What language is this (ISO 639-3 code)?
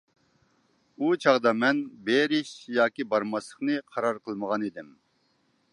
uig